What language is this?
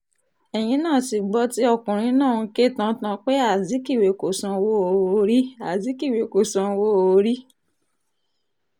Yoruba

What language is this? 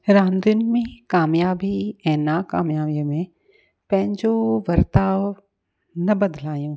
Sindhi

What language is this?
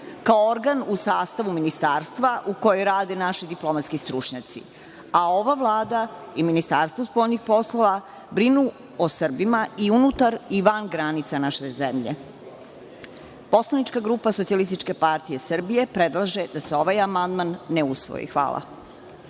Serbian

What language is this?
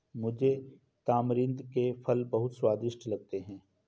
Hindi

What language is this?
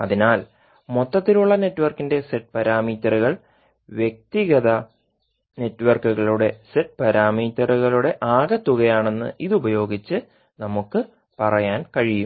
Malayalam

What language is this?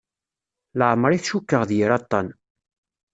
Kabyle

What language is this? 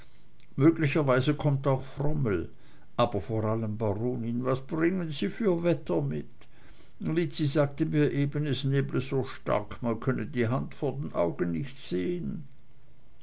German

